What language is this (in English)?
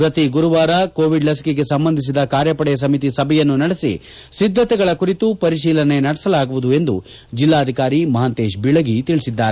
Kannada